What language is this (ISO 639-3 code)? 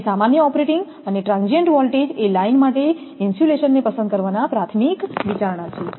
guj